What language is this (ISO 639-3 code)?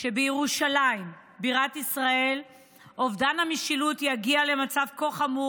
heb